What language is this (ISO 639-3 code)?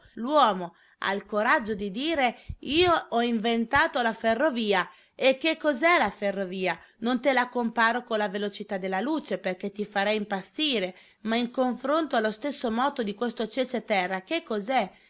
ita